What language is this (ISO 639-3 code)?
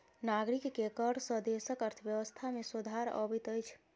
mai